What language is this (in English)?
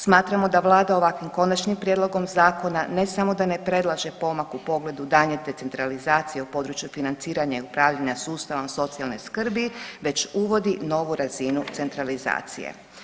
Croatian